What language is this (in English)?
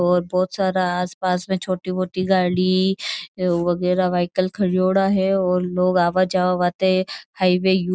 Marwari